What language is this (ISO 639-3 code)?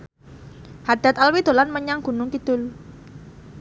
jav